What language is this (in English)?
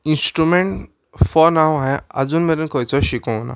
Konkani